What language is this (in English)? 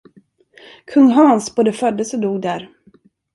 Swedish